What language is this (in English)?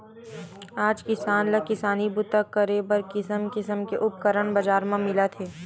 Chhattisgarhi